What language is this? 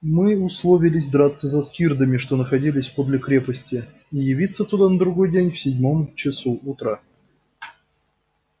Russian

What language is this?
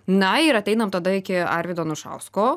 Lithuanian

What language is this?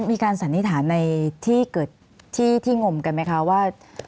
Thai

